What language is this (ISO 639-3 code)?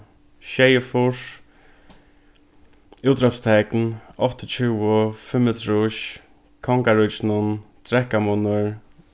fao